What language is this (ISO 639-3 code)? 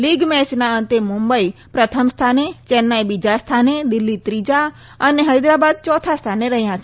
guj